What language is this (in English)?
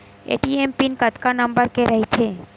Chhattisgarhi